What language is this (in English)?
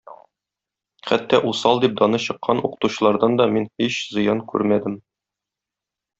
Tatar